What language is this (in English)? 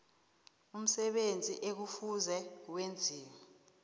South Ndebele